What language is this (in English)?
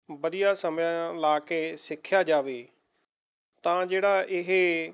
Punjabi